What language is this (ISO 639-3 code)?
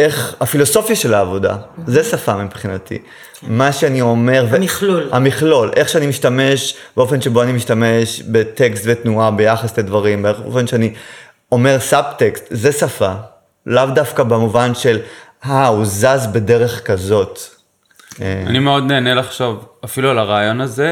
heb